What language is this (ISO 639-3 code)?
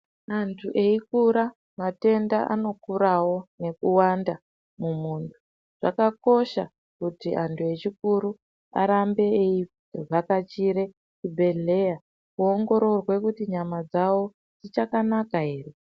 ndc